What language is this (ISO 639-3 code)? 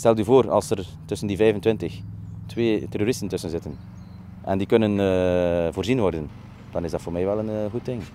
nld